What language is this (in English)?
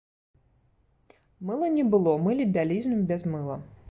Belarusian